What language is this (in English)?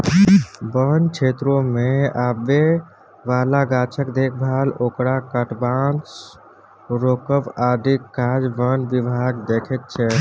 Maithili